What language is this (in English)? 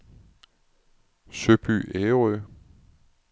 Danish